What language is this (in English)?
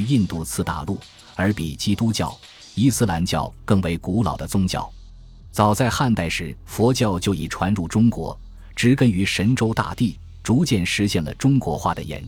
Chinese